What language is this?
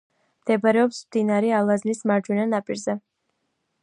Georgian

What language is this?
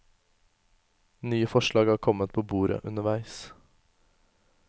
Norwegian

